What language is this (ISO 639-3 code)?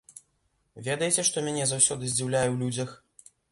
bel